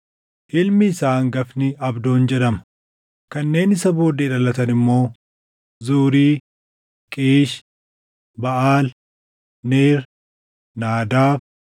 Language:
Oromo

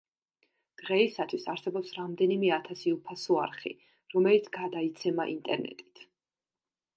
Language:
Georgian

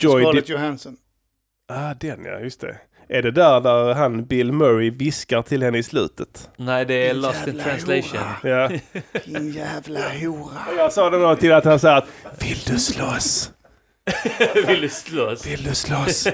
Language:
Swedish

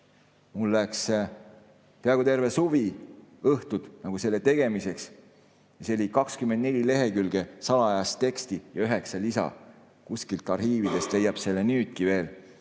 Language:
Estonian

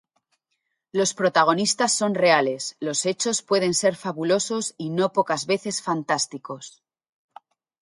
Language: Spanish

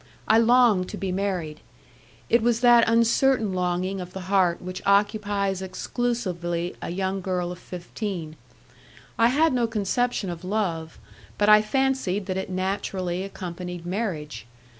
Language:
English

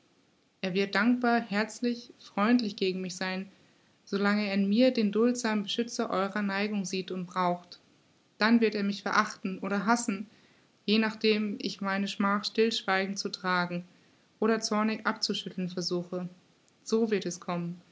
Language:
German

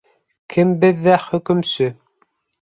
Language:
Bashkir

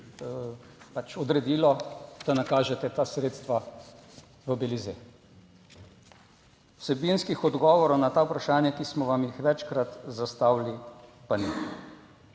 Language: Slovenian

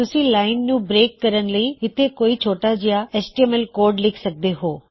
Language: Punjabi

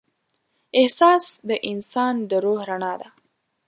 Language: Pashto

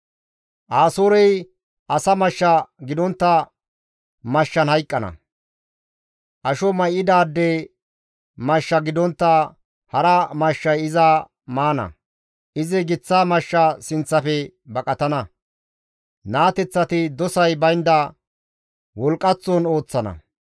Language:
Gamo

